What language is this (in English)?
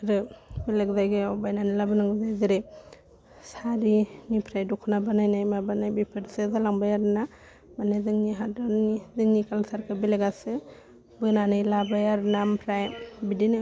Bodo